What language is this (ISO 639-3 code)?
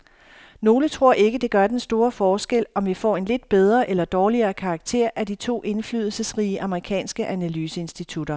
dan